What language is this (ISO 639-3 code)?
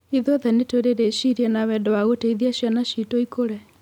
kik